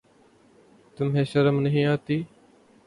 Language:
Urdu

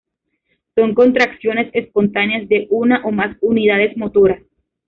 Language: Spanish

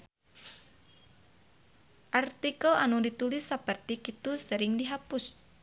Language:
Sundanese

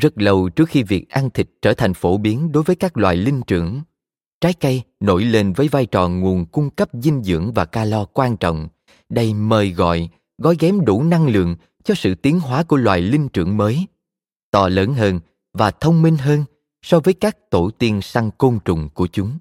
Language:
Vietnamese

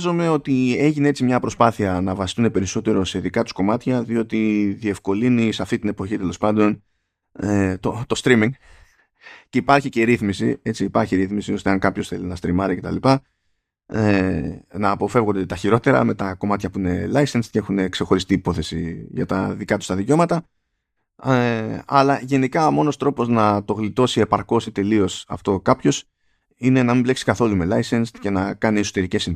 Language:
Greek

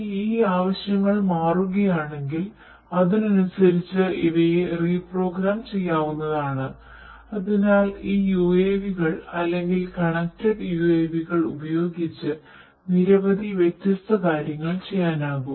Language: Malayalam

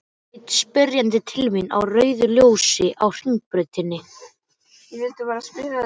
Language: Icelandic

